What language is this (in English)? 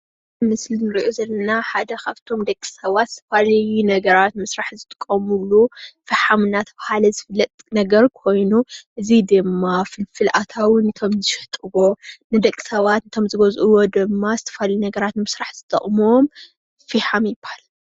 Tigrinya